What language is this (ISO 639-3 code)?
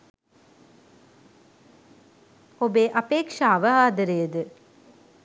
sin